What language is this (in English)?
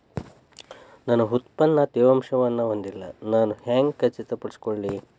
Kannada